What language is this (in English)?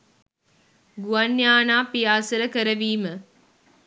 Sinhala